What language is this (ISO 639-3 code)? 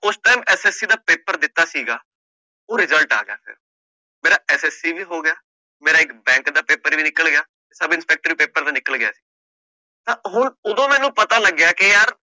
pan